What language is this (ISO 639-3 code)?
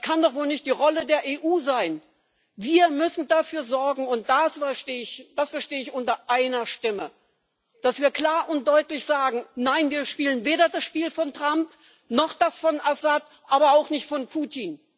deu